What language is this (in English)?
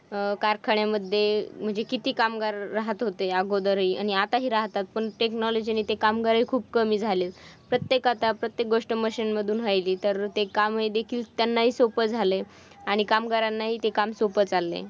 Marathi